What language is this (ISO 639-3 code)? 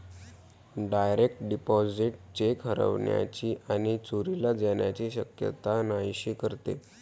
mar